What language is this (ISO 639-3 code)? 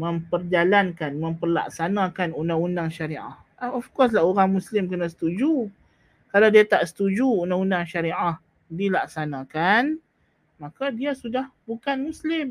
msa